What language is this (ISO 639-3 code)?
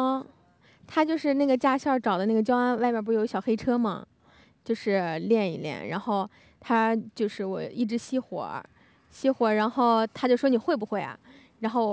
zho